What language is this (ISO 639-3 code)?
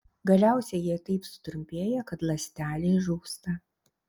lit